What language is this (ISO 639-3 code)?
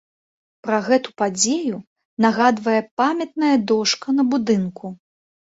bel